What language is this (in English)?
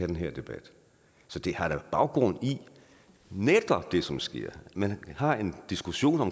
Danish